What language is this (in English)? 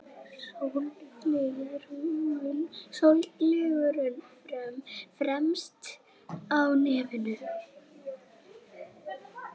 Icelandic